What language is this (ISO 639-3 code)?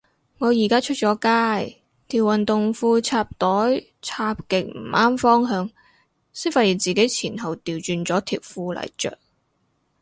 yue